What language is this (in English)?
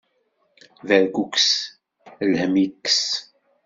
Kabyle